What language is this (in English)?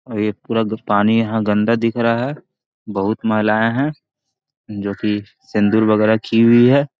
Magahi